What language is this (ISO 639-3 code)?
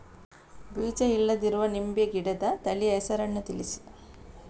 kan